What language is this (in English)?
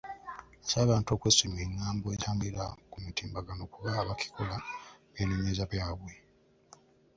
Ganda